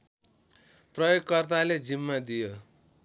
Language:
Nepali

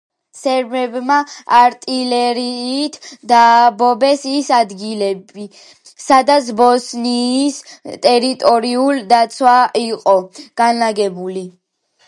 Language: Georgian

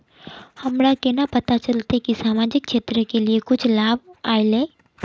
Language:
Magahi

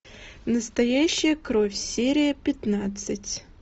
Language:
Russian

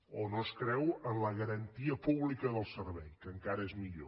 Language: Catalan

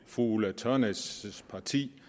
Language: Danish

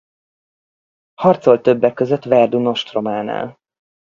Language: Hungarian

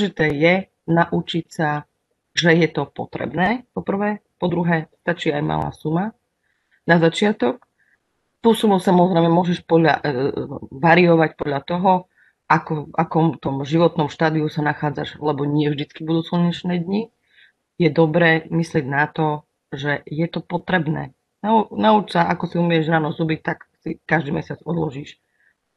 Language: Slovak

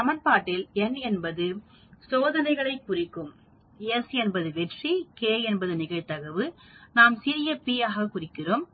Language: Tamil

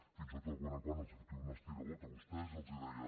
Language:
Catalan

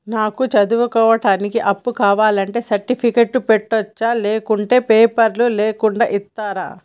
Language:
Telugu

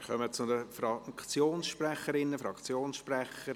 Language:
Swiss German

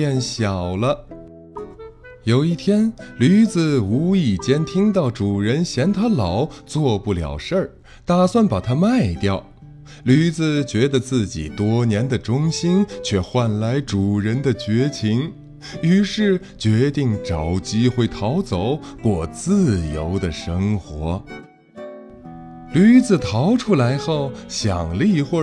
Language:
Chinese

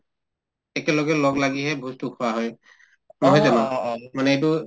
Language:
Assamese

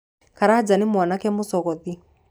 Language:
Kikuyu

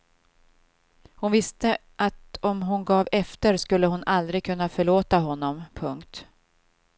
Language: Swedish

